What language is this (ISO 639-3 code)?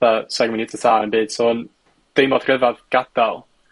cym